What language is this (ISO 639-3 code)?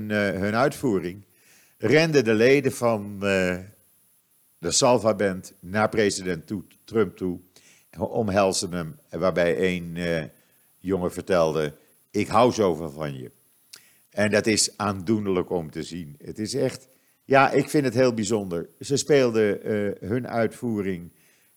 nld